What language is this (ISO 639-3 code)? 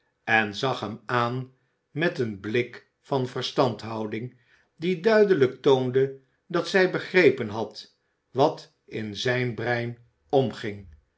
nld